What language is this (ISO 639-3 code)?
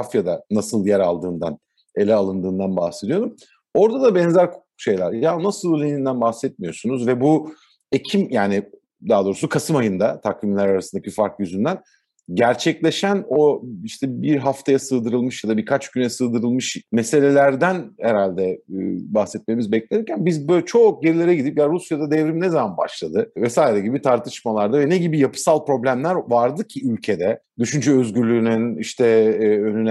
tur